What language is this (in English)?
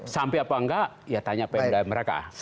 Indonesian